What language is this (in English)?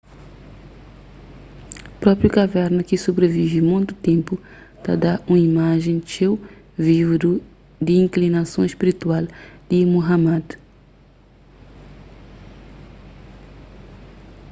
Kabuverdianu